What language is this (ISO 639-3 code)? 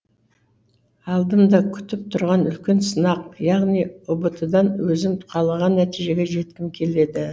kaz